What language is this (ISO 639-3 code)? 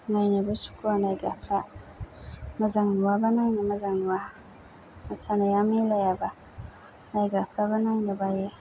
brx